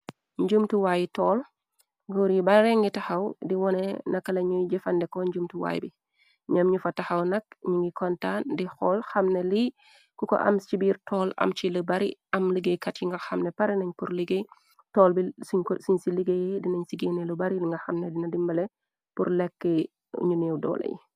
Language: Wolof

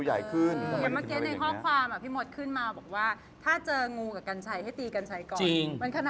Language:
Thai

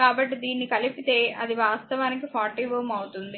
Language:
Telugu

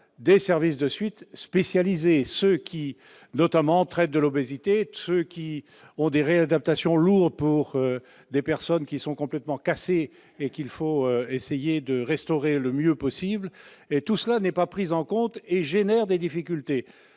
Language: French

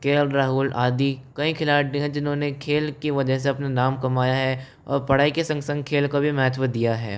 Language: Hindi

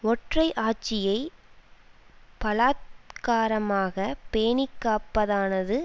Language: Tamil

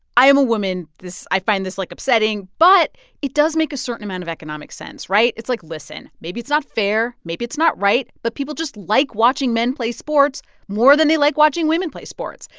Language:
English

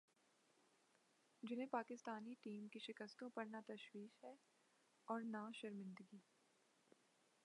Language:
Urdu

